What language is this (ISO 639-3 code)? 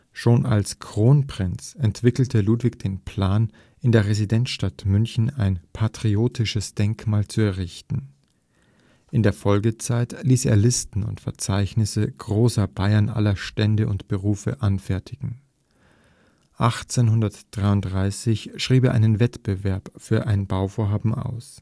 deu